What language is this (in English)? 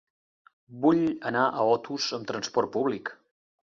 Catalan